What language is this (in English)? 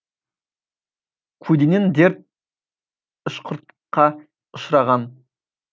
Kazakh